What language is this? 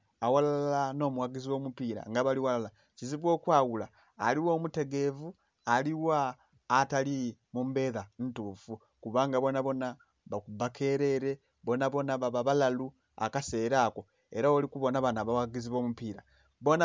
Soga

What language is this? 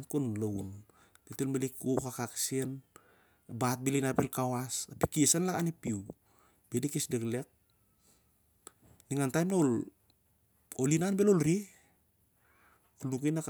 Siar-Lak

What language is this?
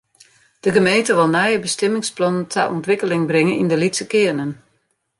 Western Frisian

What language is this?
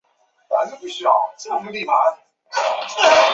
Chinese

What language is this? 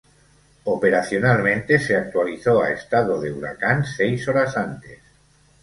Spanish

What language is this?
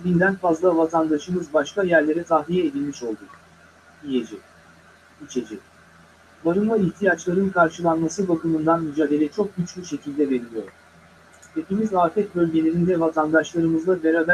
Turkish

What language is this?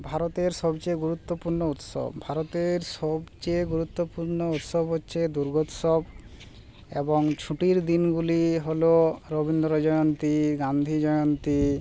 Bangla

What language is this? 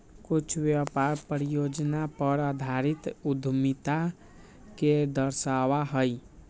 Magahi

